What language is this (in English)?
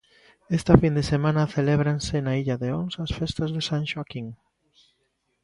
Galician